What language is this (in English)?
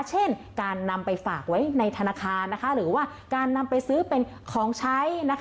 Thai